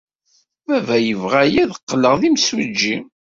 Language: Kabyle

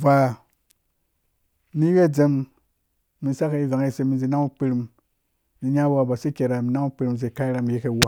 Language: Dũya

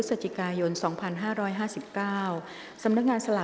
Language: Thai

